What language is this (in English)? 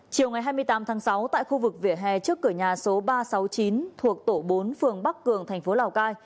Vietnamese